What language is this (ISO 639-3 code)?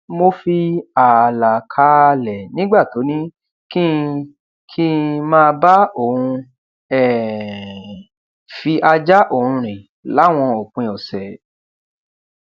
yor